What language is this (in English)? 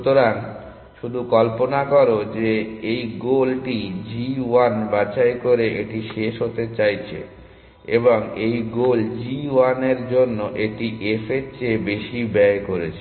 Bangla